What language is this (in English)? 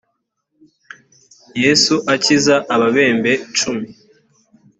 Kinyarwanda